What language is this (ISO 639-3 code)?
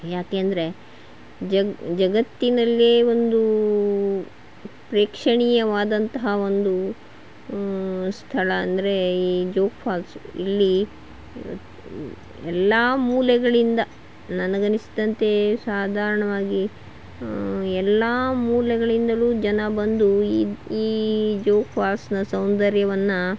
kan